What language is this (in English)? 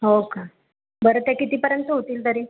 Marathi